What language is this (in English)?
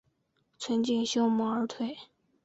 Chinese